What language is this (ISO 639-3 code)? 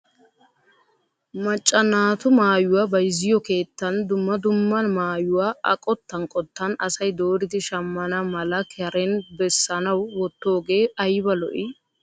wal